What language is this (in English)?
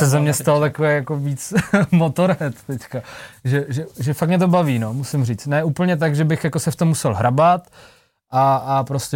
Czech